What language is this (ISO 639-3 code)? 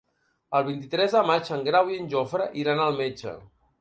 cat